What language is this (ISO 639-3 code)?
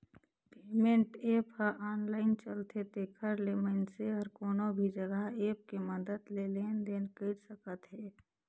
hne